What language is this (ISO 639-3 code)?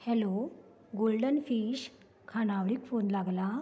kok